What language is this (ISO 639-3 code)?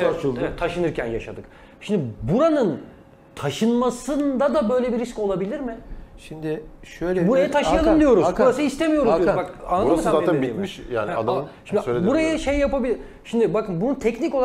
tur